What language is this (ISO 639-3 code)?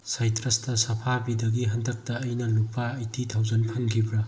mni